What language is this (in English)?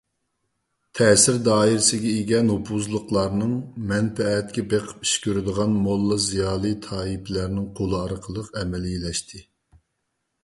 Uyghur